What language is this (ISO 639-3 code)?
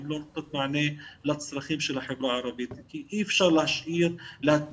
heb